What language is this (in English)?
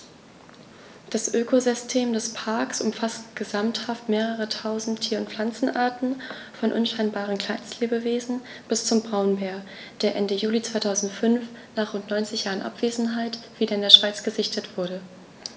German